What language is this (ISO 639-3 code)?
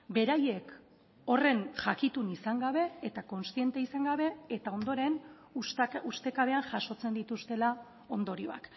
eus